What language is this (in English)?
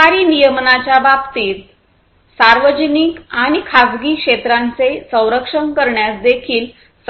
Marathi